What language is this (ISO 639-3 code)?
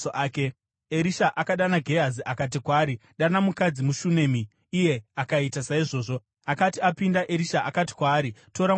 sna